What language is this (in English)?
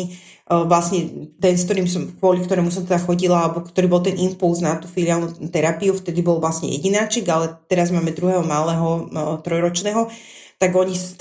Slovak